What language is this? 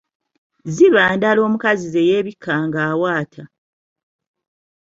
Ganda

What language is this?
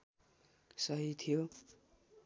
Nepali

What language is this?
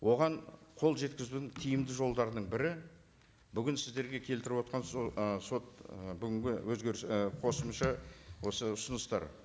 Kazakh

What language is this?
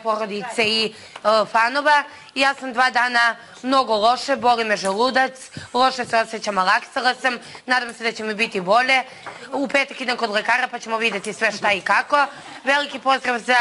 Hebrew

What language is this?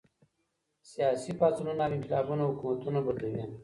Pashto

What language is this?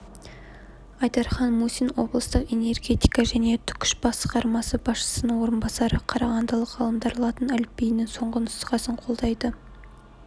Kazakh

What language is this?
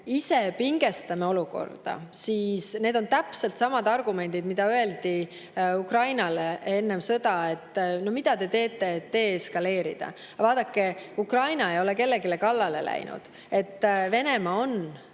Estonian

